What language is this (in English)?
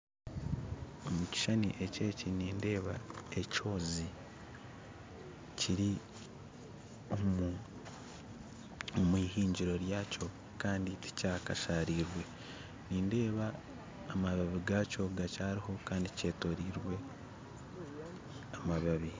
Nyankole